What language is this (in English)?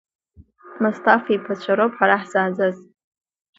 Abkhazian